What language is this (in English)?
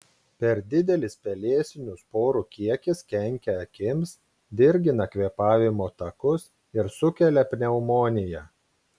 Lithuanian